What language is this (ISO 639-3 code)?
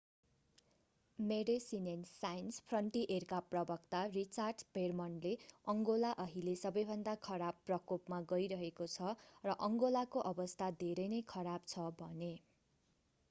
nep